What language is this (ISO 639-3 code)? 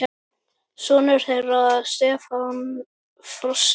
isl